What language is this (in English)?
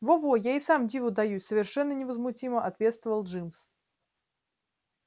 Russian